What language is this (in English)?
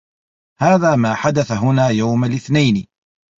Arabic